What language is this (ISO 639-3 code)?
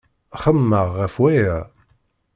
kab